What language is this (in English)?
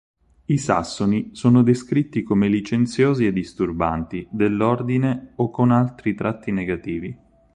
Italian